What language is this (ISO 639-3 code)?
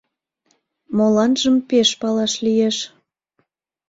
chm